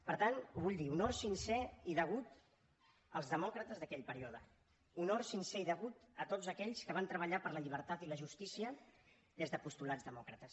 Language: Catalan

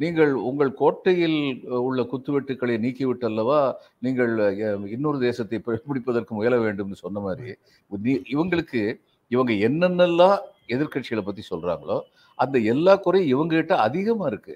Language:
Tamil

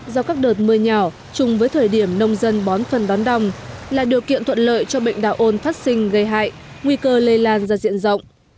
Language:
Vietnamese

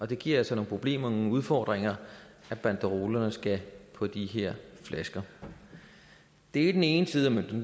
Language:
Danish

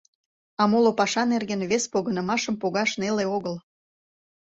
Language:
Mari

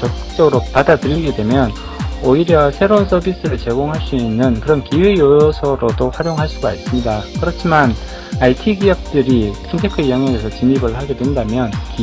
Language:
Korean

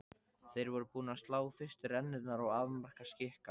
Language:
Icelandic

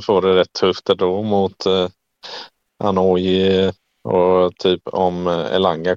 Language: Swedish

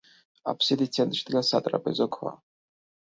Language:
Georgian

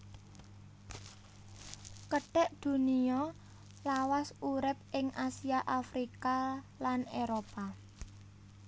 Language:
Javanese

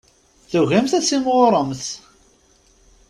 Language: Kabyle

